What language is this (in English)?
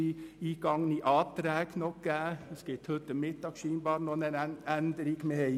Swiss German